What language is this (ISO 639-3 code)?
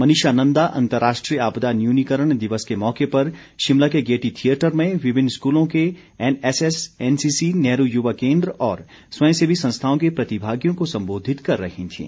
hin